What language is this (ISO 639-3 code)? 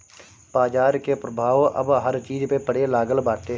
bho